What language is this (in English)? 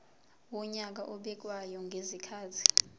Zulu